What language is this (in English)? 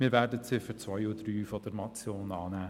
Swiss German